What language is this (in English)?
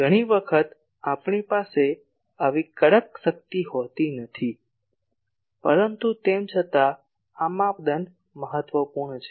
Gujarati